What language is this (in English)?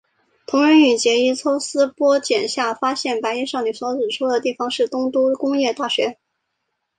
Chinese